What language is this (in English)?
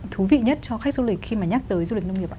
Vietnamese